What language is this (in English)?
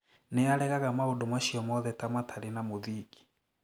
Kikuyu